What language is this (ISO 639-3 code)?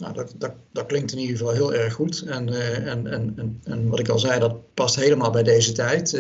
nld